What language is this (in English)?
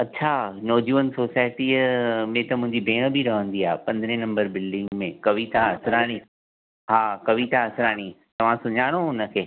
Sindhi